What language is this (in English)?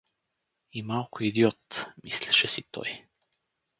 Bulgarian